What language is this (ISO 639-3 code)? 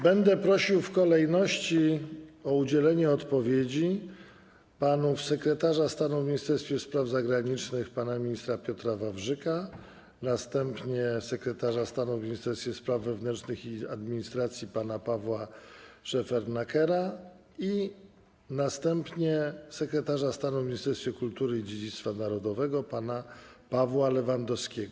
pol